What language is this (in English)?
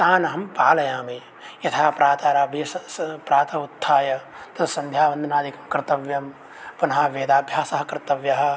Sanskrit